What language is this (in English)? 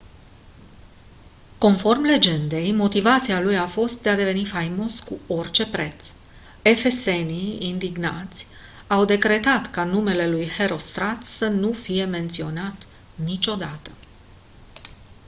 Romanian